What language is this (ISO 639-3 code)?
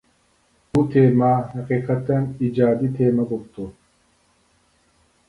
uig